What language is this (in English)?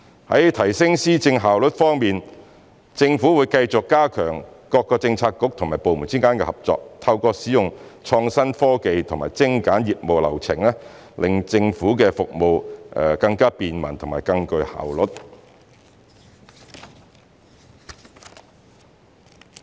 Cantonese